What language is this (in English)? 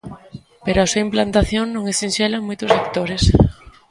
Galician